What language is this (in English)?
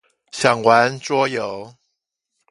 Chinese